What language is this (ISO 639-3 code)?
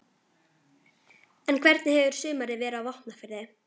isl